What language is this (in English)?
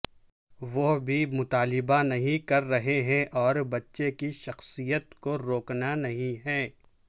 Urdu